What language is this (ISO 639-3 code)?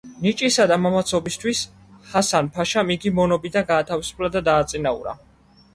kat